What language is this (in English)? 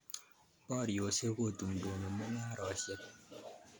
Kalenjin